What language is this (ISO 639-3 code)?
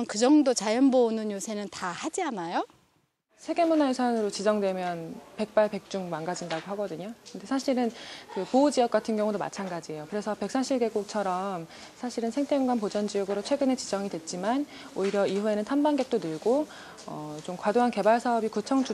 kor